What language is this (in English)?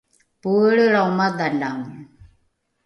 Rukai